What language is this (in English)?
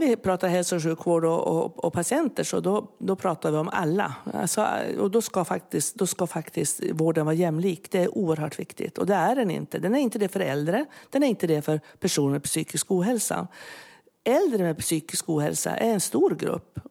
Swedish